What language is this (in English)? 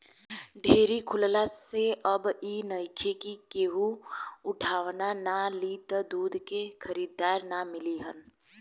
Bhojpuri